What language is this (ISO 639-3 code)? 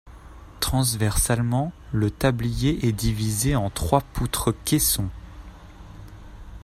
fra